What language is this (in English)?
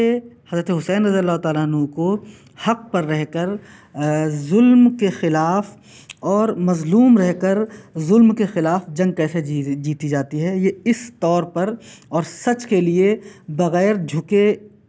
Urdu